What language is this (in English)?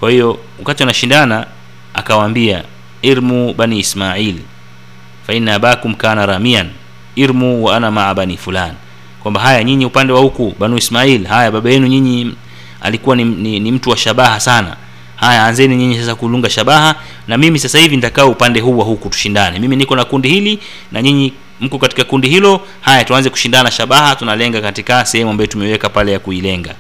Swahili